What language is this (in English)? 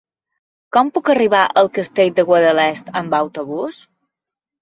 Catalan